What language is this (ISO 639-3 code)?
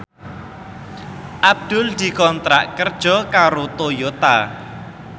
jav